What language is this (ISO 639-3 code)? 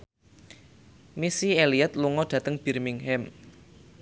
jav